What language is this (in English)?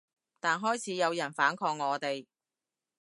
Cantonese